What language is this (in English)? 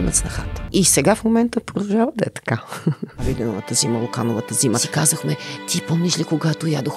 Bulgarian